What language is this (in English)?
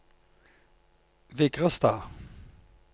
Norwegian